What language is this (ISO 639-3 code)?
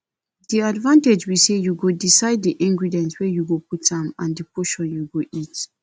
pcm